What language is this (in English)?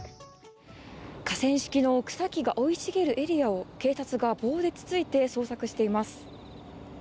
Japanese